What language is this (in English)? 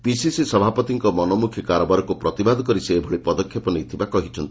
Odia